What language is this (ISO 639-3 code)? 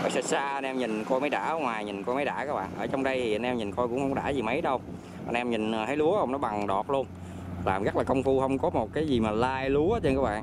vie